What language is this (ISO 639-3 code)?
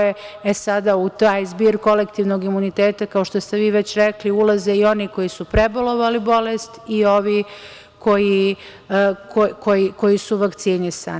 srp